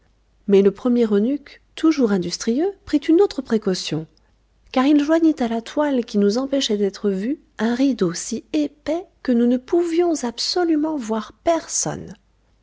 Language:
French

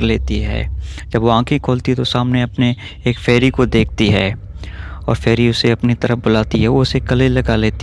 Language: Urdu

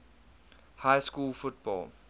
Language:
English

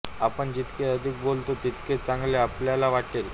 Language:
Marathi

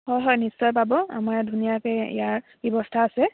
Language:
Assamese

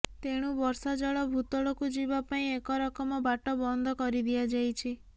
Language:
Odia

